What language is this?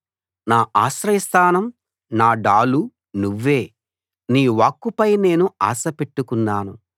Telugu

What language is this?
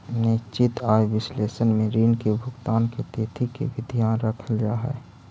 Magahi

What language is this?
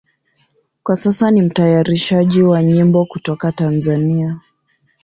Swahili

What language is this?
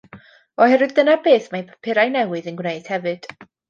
Welsh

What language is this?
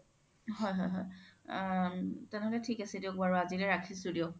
Assamese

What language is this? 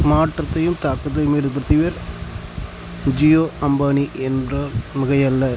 Tamil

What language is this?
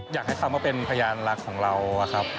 Thai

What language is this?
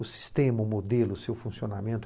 Portuguese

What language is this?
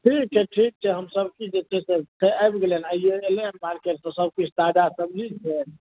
Maithili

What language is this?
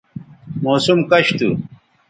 Bateri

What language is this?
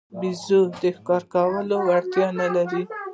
Pashto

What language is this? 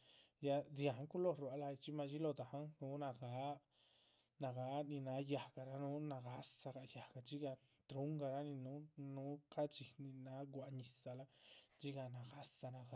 Chichicapan Zapotec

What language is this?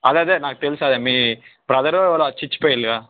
Telugu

